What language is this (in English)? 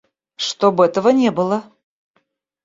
Russian